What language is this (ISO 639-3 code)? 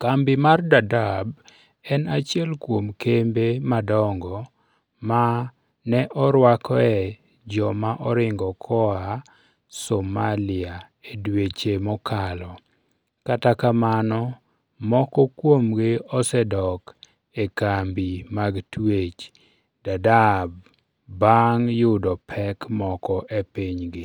luo